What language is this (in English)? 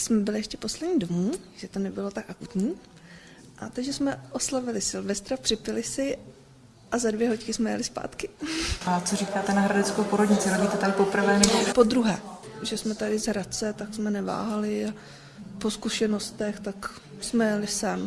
Czech